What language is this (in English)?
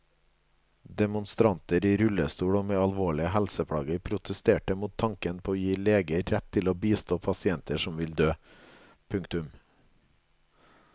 Norwegian